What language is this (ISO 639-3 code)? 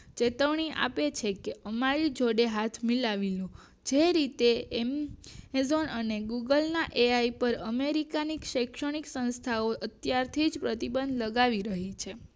guj